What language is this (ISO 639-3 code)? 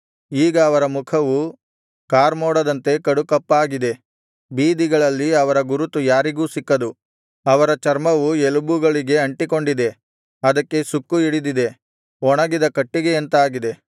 kan